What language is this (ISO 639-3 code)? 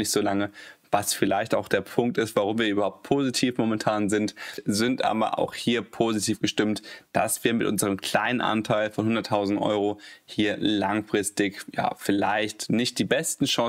deu